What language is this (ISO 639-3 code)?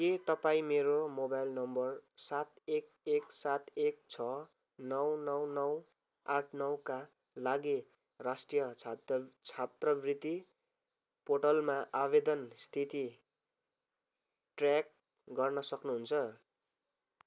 nep